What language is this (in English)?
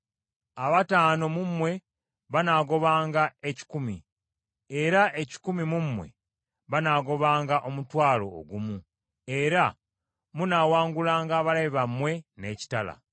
Ganda